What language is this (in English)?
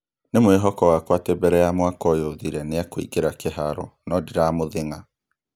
Kikuyu